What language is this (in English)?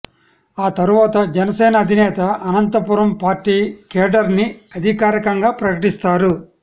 Telugu